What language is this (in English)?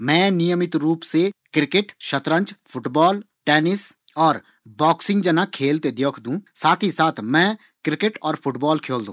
Garhwali